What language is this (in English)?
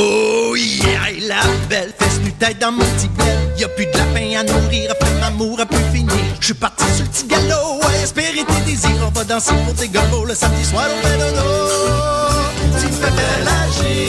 French